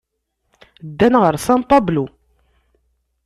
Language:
Kabyle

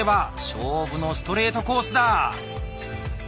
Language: Japanese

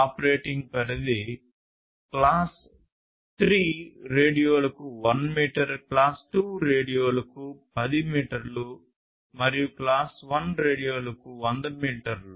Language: Telugu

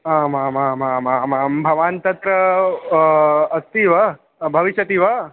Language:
Sanskrit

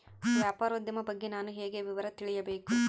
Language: Kannada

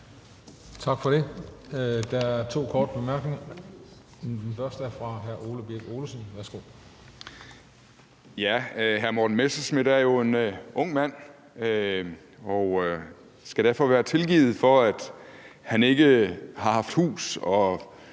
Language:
Danish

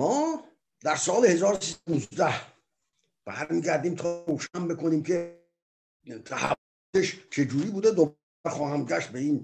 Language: Persian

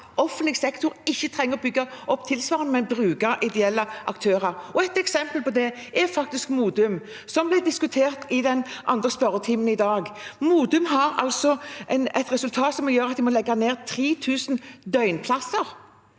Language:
Norwegian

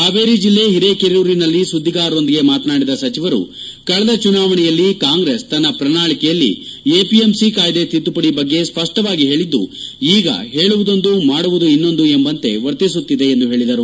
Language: Kannada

